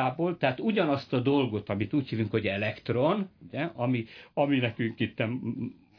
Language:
Hungarian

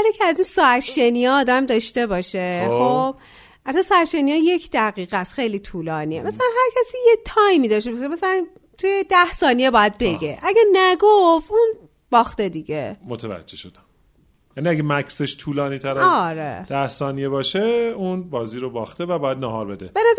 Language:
Persian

